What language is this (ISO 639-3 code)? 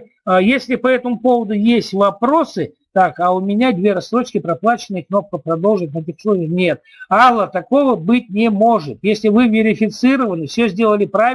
rus